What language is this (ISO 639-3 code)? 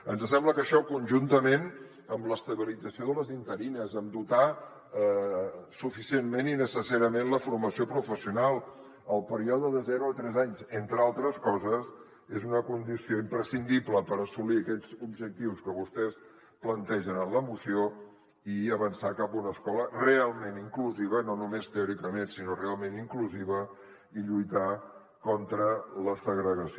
cat